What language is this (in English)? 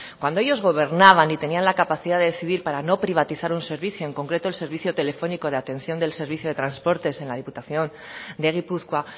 Spanish